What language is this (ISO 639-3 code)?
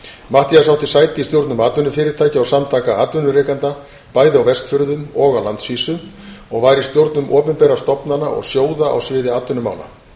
isl